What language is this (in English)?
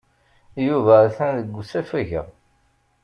Kabyle